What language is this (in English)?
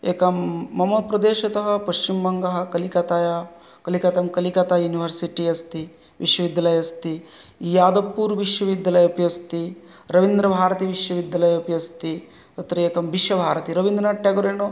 Sanskrit